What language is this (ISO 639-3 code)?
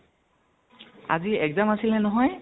asm